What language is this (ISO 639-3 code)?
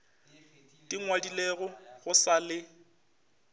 nso